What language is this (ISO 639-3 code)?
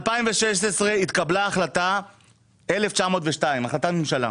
heb